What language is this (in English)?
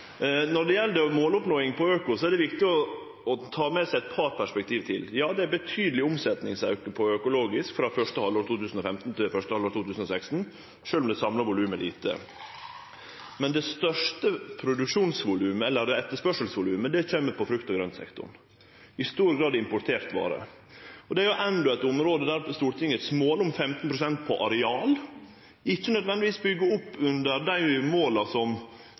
Norwegian Nynorsk